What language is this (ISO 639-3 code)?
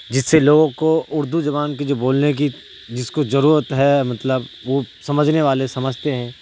urd